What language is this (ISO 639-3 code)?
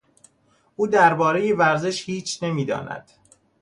fas